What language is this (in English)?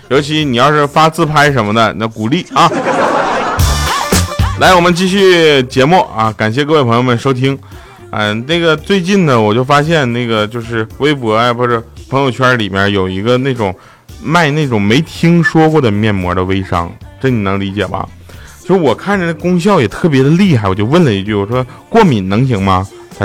Chinese